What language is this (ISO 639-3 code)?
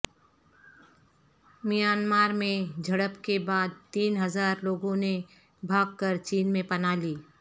urd